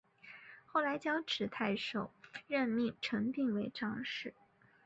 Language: Chinese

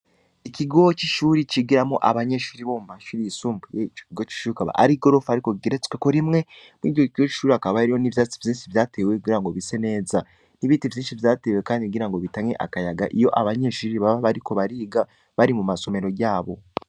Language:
Rundi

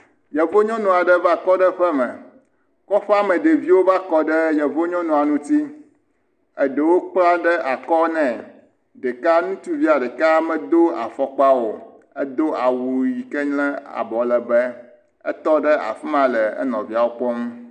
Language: Ewe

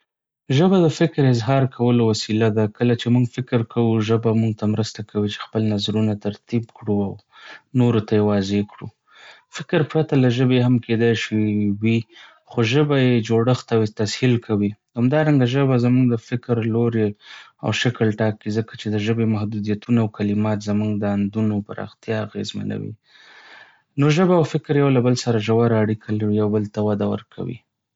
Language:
Pashto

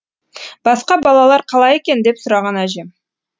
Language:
Kazakh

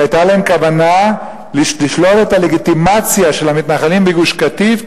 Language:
Hebrew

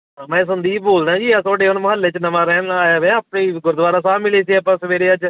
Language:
Punjabi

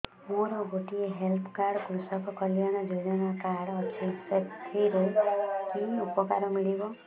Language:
Odia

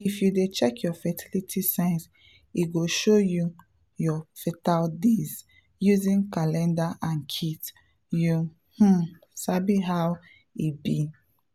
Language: Nigerian Pidgin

